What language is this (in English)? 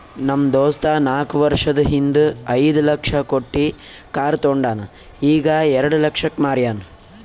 Kannada